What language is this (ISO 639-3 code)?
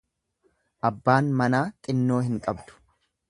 orm